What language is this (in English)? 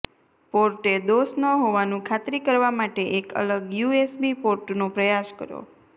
Gujarati